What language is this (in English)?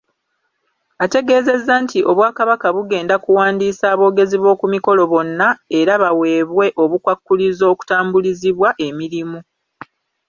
Ganda